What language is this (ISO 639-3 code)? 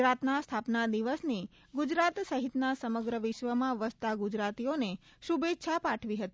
guj